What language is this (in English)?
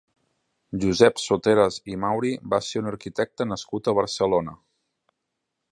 Catalan